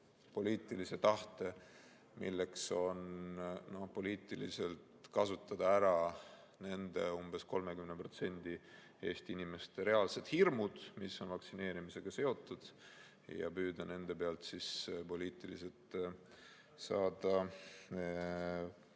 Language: Estonian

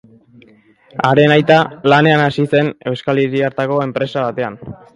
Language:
Basque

